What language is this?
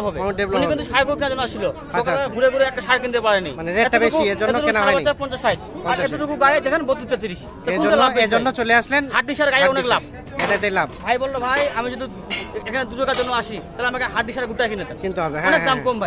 Bangla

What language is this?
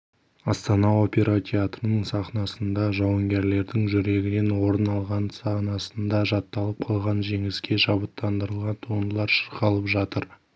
Kazakh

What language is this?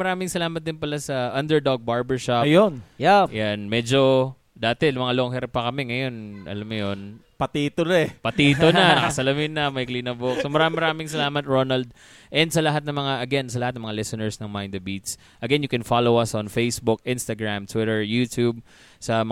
Filipino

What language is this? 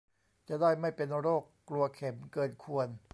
Thai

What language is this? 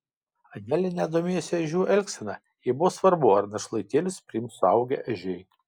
Lithuanian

